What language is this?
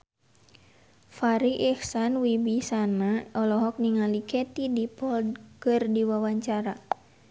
Sundanese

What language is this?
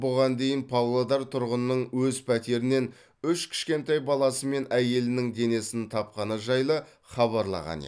Kazakh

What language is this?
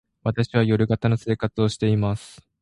Japanese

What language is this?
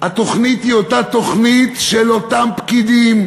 Hebrew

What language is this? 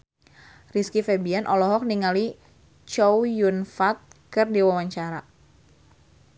Sundanese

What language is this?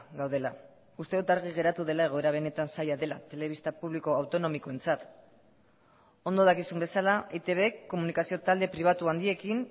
Basque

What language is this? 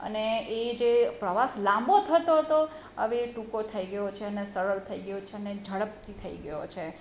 Gujarati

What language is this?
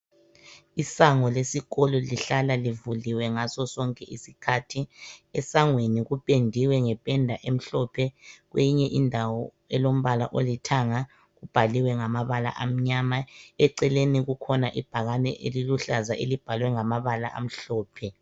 North Ndebele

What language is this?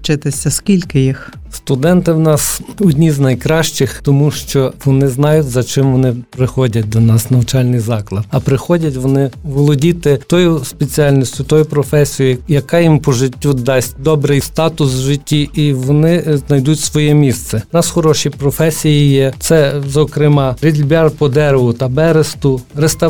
Ukrainian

